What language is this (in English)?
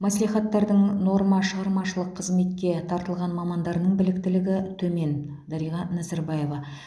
Kazakh